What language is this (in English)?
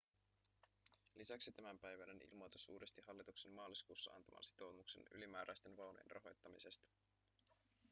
Finnish